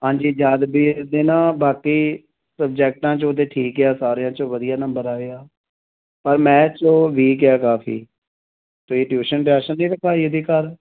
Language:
Punjabi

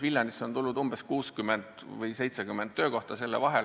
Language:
Estonian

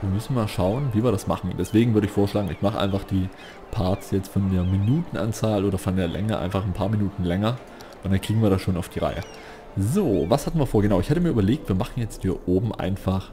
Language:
German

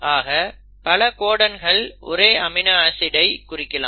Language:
Tamil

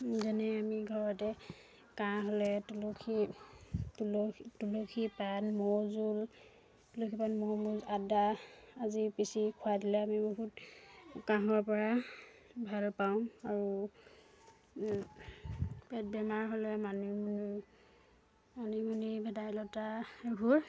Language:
Assamese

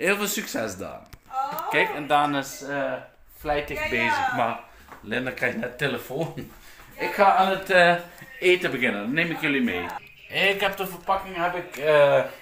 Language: Dutch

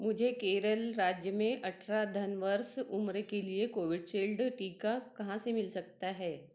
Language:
Hindi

